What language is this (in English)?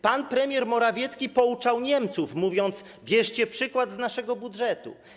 Polish